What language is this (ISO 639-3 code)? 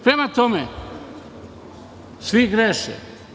srp